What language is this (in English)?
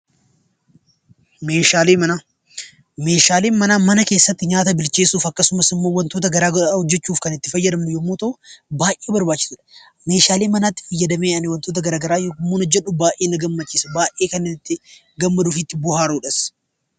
Oromo